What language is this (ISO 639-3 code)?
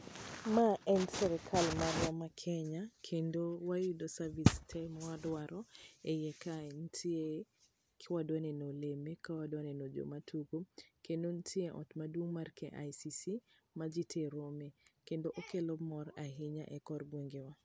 luo